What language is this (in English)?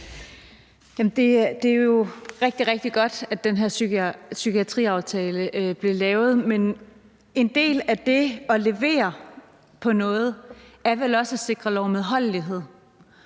Danish